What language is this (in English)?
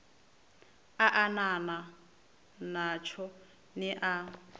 Venda